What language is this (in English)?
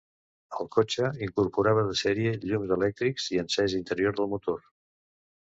Catalan